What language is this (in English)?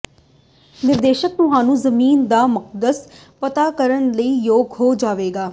Punjabi